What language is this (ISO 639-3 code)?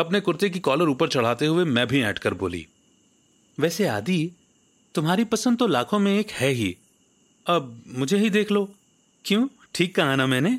hin